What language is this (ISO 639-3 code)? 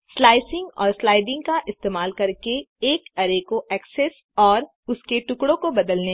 hin